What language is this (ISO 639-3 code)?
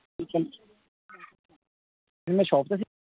pan